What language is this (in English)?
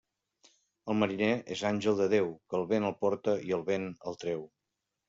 Catalan